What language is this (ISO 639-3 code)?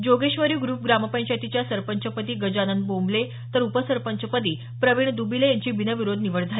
mar